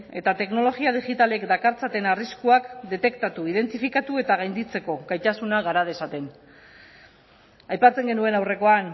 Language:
Basque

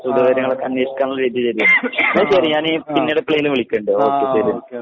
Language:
Malayalam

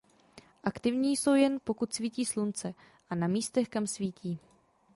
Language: Czech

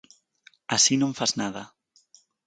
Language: Galician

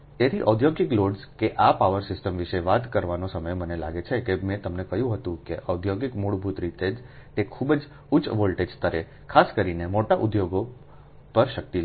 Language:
Gujarati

